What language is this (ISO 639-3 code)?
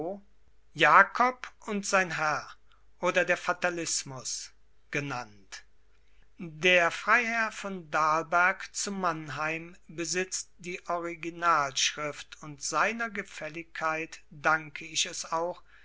deu